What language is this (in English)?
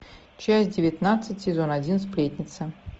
Russian